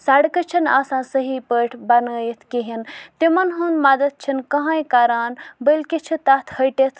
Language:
Kashmiri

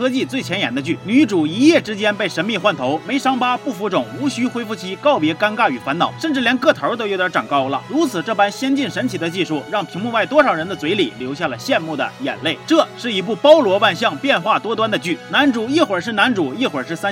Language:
Chinese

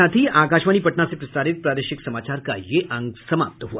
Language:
Hindi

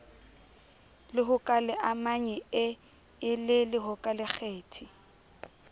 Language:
Southern Sotho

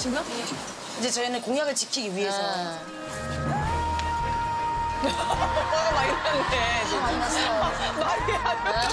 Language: Korean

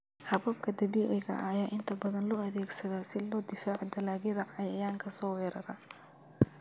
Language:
Somali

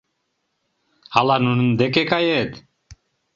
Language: Mari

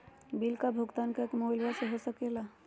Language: Magahi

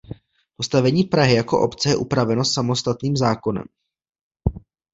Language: Czech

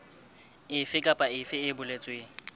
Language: Southern Sotho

